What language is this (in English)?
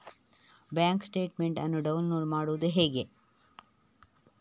Kannada